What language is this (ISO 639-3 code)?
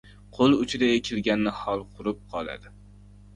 uzb